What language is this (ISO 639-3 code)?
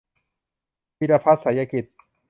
tha